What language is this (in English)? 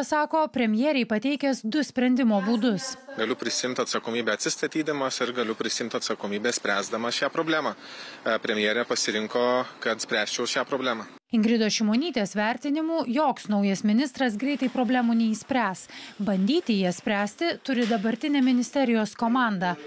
Lithuanian